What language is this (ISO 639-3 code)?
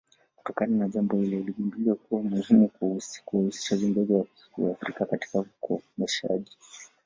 swa